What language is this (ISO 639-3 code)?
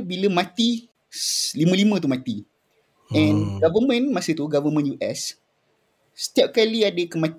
msa